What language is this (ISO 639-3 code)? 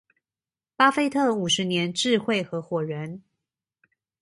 zho